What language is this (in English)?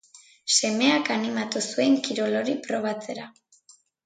Basque